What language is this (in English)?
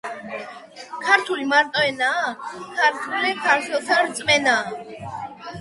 Georgian